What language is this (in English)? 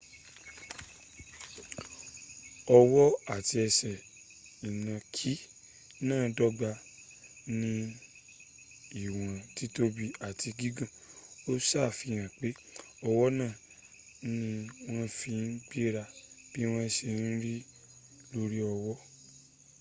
Yoruba